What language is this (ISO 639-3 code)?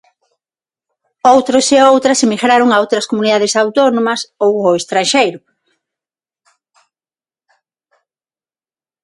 glg